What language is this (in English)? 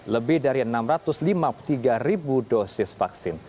Indonesian